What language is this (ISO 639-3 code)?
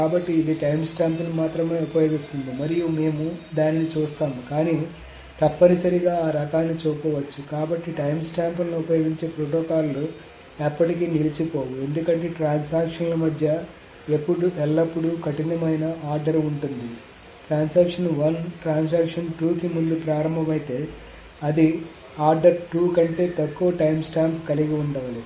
tel